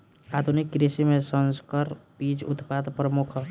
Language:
Bhojpuri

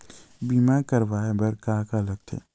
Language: Chhattisgarhi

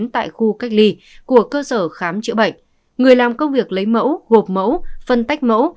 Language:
Vietnamese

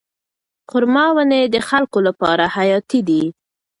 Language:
Pashto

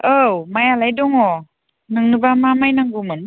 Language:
Bodo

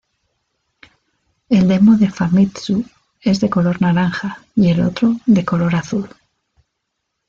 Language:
Spanish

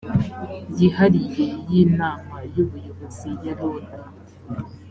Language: Kinyarwanda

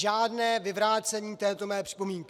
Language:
Czech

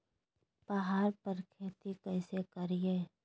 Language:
Magahi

